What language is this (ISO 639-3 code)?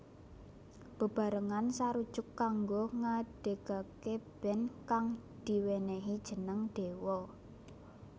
jav